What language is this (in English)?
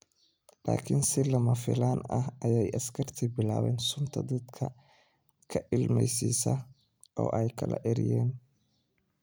Somali